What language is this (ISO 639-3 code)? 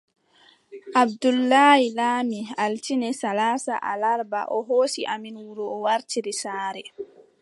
fub